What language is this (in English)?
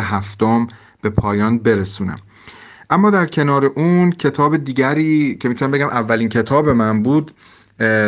Persian